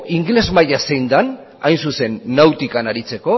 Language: Basque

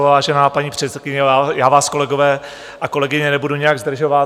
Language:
Czech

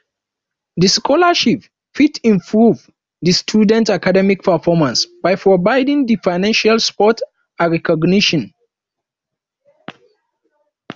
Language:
Nigerian Pidgin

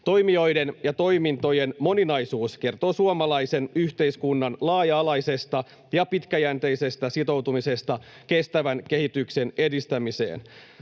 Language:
Finnish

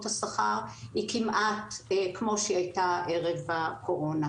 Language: Hebrew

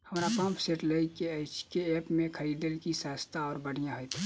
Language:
Maithili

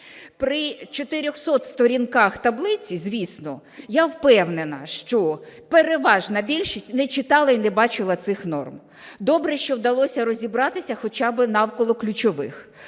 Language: Ukrainian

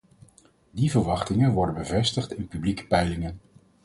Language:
Dutch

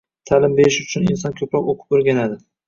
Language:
Uzbek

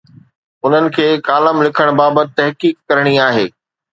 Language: Sindhi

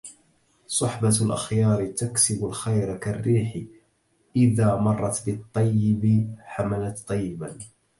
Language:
Arabic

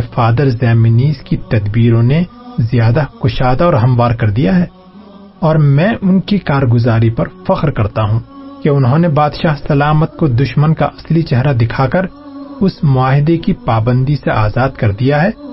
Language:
Urdu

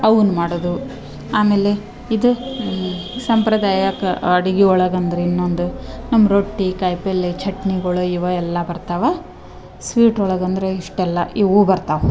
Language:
Kannada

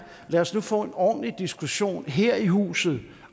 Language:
Danish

